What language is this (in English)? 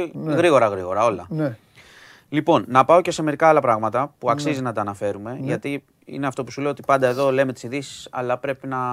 Greek